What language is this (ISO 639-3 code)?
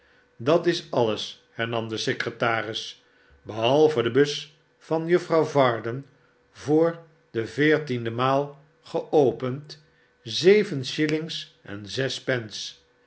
nld